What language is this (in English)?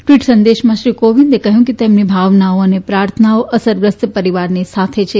Gujarati